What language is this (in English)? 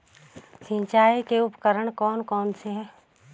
Hindi